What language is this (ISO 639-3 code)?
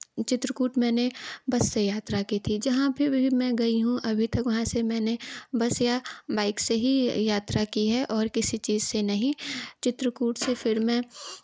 hin